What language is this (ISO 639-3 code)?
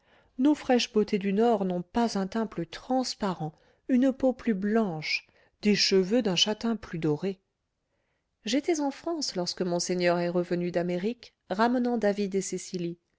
fra